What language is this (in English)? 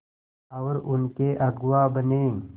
Hindi